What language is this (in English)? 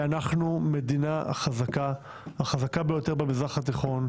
Hebrew